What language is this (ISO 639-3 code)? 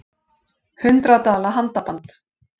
isl